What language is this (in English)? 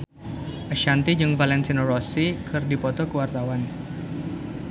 Sundanese